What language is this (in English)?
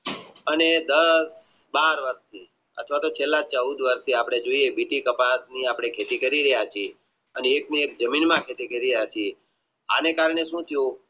Gujarati